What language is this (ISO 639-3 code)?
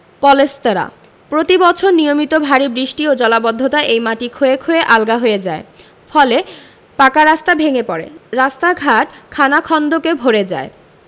ben